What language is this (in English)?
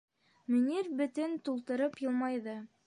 Bashkir